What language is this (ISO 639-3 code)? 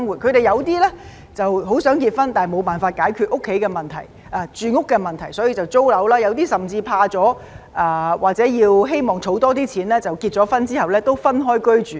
yue